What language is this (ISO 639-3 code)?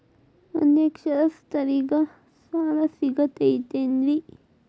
kan